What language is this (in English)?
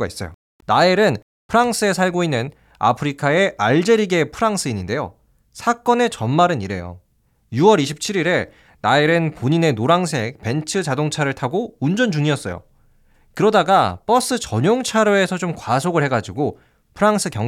Korean